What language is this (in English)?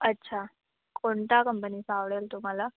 Marathi